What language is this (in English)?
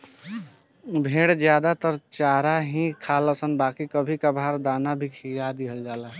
Bhojpuri